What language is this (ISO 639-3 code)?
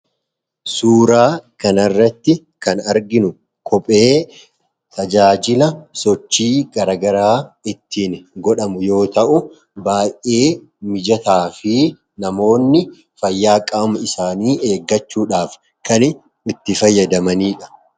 orm